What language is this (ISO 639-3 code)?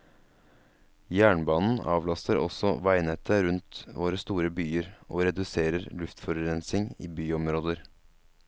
nor